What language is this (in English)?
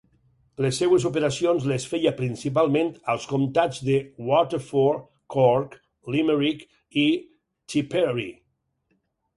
Catalan